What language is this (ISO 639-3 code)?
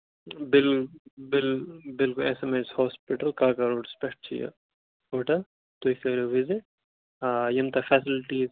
kas